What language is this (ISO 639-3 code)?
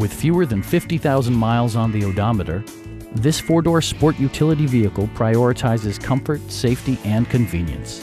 eng